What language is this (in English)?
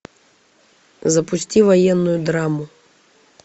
Russian